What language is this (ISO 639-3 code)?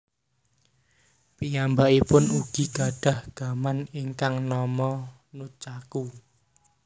jav